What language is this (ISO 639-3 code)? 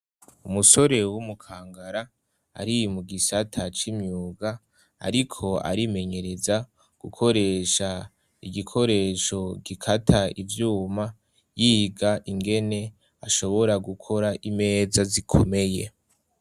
run